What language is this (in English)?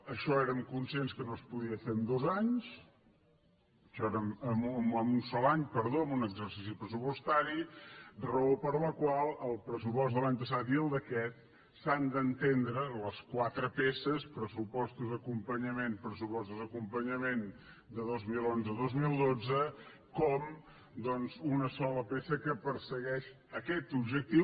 Catalan